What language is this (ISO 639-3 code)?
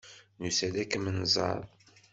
kab